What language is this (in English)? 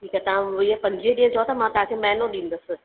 Sindhi